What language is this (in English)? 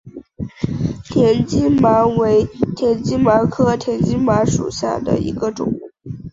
Chinese